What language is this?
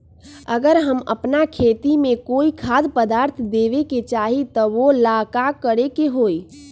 Magahi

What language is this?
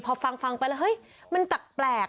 Thai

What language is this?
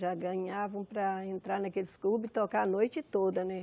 Portuguese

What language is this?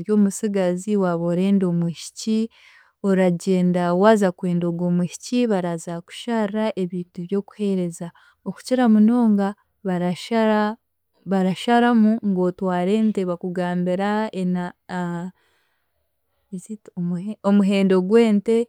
Chiga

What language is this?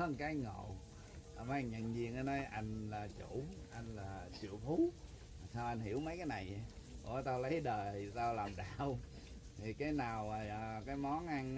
Vietnamese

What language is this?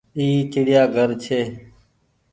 Goaria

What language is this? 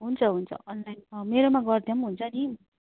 Nepali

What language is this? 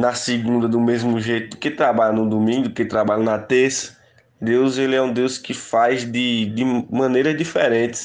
Portuguese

